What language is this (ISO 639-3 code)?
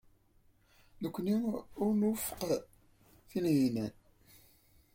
kab